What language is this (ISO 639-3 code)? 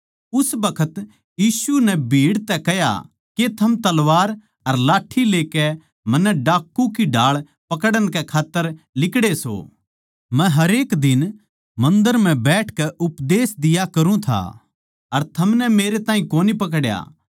bgc